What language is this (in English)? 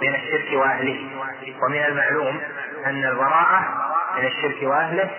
Arabic